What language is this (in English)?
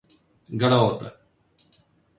Polish